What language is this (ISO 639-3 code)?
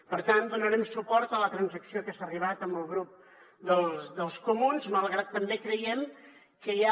cat